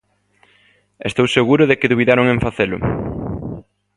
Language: Galician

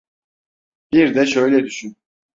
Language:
Turkish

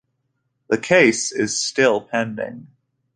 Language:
English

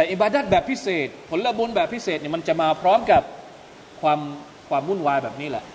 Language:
Thai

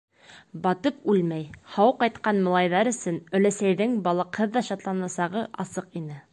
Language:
Bashkir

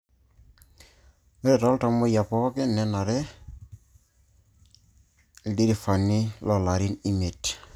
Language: Masai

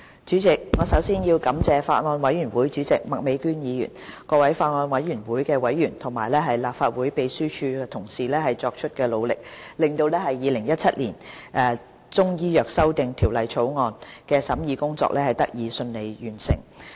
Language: Cantonese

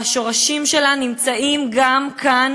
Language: Hebrew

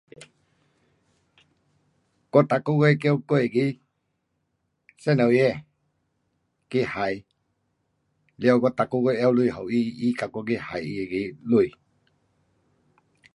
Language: Pu-Xian Chinese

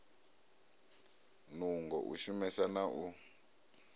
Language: Venda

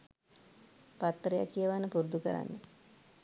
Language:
Sinhala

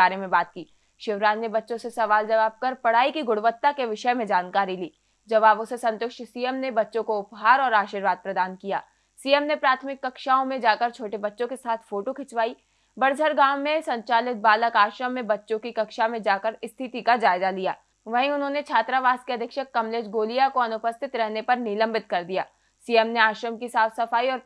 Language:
Hindi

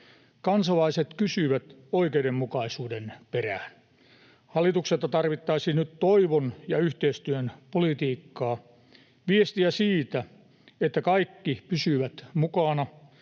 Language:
Finnish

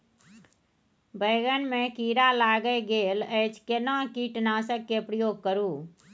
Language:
Maithili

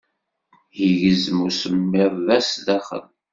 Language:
Kabyle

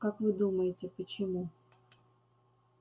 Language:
Russian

